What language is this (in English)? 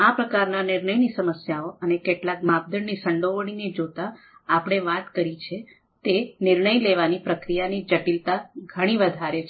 Gujarati